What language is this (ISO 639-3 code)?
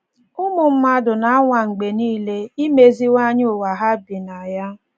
ibo